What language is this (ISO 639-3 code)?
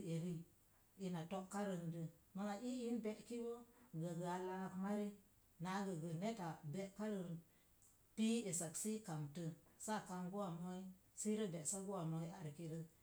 ver